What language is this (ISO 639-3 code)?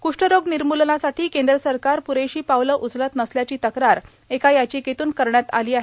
mar